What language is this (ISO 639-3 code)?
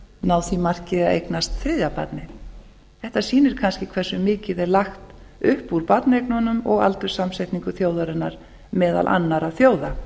isl